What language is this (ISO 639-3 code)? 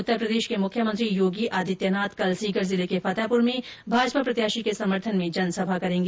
hin